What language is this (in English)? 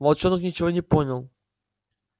Russian